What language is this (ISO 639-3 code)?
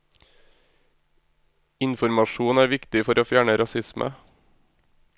nor